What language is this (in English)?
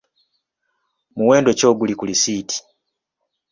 Ganda